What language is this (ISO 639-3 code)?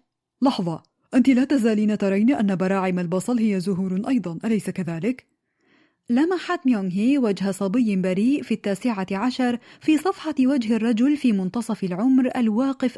ara